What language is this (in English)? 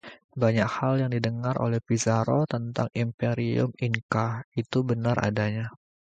Indonesian